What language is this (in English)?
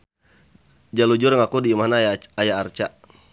Sundanese